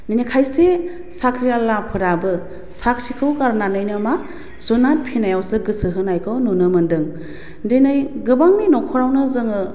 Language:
Bodo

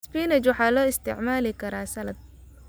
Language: Somali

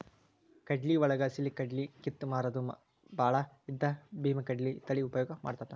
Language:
Kannada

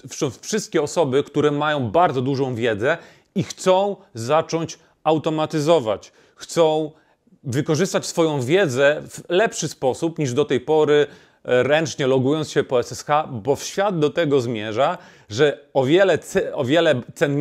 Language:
Polish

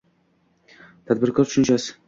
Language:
Uzbek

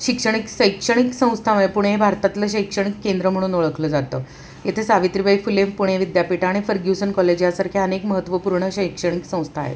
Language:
Marathi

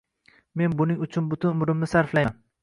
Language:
Uzbek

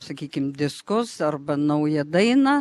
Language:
Lithuanian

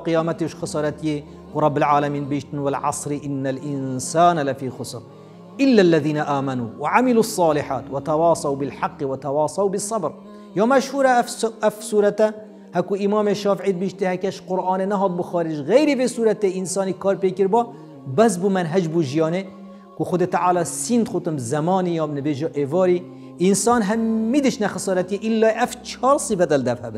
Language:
Arabic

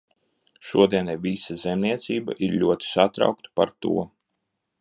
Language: Latvian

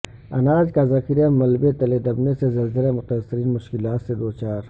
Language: Urdu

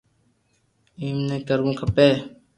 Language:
Loarki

